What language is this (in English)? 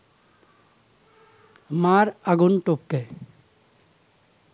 Bangla